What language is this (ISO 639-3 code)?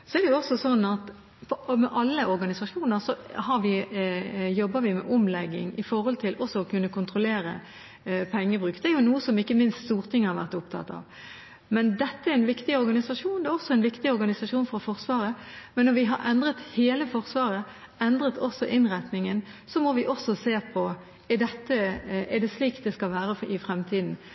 nob